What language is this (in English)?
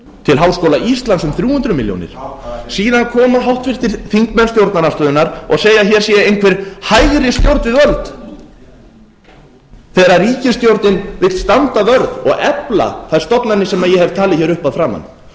Icelandic